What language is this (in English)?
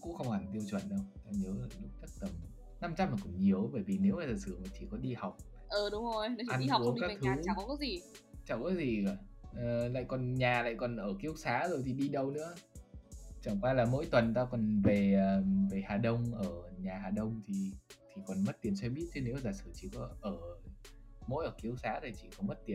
Vietnamese